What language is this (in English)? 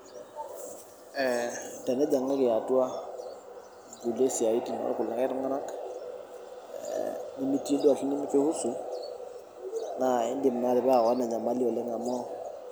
Masai